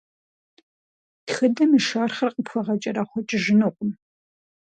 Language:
Kabardian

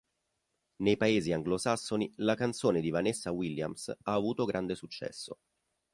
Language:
Italian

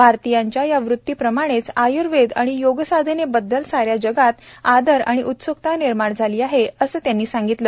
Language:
Marathi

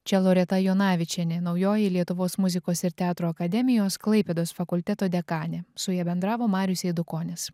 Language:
Lithuanian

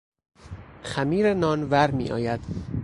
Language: Persian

